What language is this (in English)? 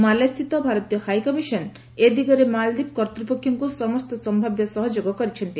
Odia